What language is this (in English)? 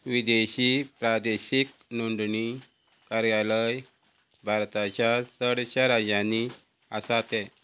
Konkani